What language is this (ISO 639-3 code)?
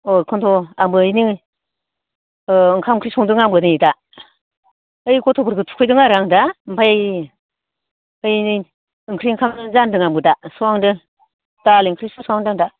brx